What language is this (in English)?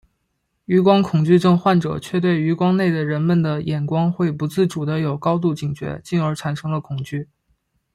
Chinese